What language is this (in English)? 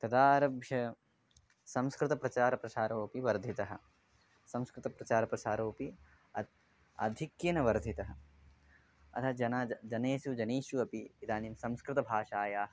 Sanskrit